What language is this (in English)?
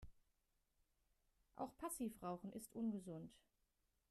German